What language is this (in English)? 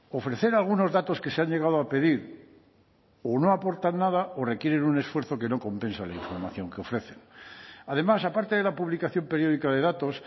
Spanish